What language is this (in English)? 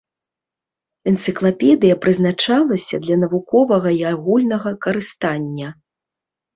Belarusian